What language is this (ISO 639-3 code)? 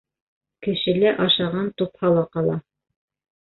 bak